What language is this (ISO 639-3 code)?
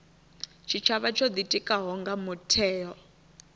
ven